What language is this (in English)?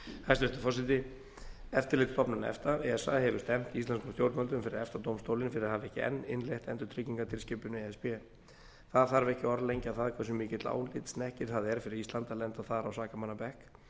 Icelandic